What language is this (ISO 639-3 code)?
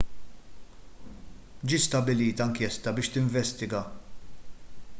mlt